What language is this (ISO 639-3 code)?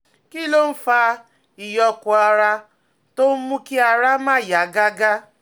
yor